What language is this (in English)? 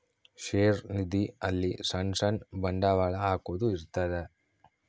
Kannada